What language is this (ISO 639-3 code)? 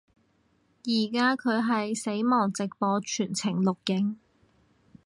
yue